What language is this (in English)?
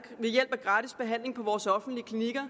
Danish